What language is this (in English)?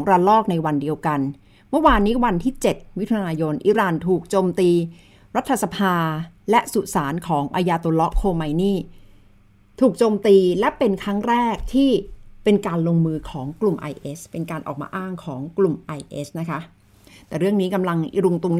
Thai